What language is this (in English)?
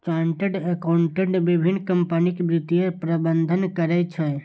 Maithili